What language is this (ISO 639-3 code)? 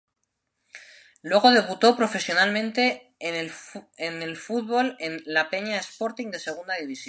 spa